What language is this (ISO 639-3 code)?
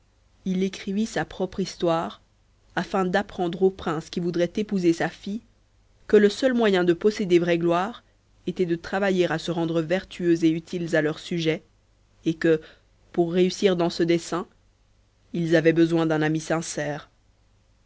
fra